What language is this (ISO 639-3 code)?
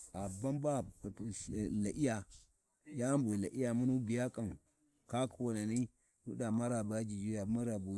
wji